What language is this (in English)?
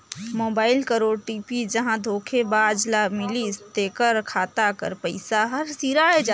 Chhattisgarhi